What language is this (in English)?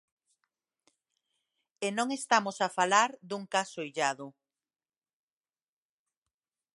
Galician